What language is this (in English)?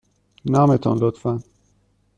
Persian